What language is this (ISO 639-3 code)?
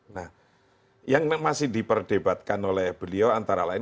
ind